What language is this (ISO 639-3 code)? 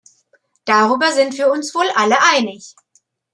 deu